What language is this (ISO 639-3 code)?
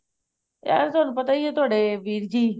pan